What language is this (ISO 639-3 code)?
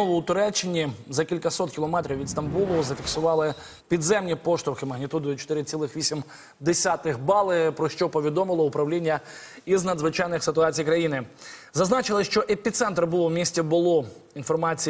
ukr